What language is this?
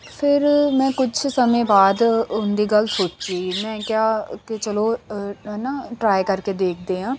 Punjabi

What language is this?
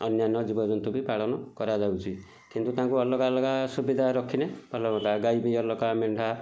Odia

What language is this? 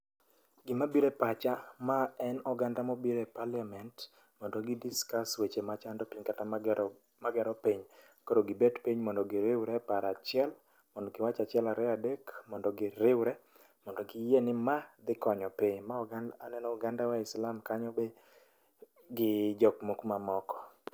Luo (Kenya and Tanzania)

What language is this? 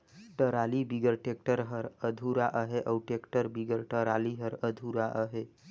Chhattisgarhi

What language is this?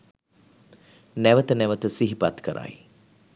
Sinhala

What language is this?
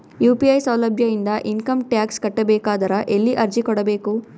Kannada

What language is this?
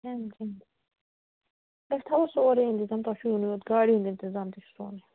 Kashmiri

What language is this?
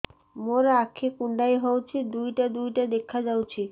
Odia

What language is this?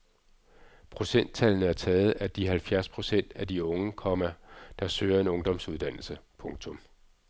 Danish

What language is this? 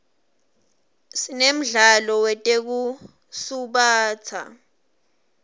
Swati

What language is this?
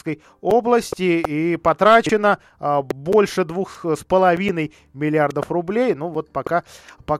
Russian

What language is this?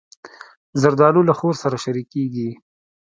Pashto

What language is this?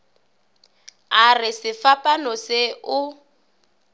Northern Sotho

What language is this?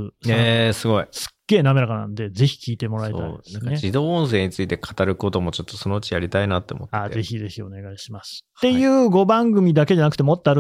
Japanese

